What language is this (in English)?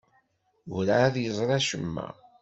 Kabyle